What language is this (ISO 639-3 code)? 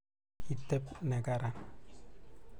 kln